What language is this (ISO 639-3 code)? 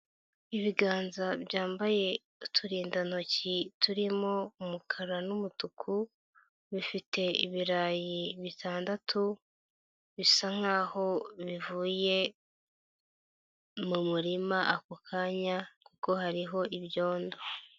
kin